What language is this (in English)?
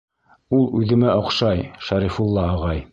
Bashkir